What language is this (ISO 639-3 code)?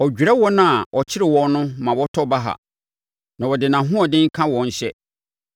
aka